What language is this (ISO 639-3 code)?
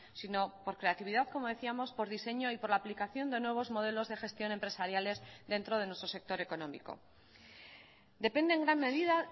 spa